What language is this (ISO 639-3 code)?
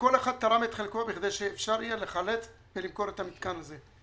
heb